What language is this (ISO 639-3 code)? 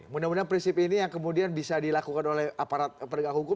ind